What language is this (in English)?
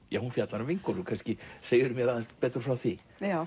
Icelandic